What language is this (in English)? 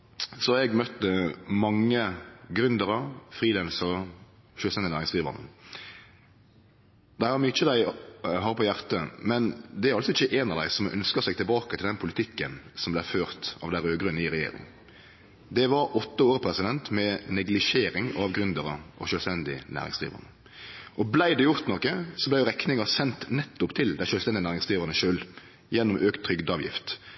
Norwegian Nynorsk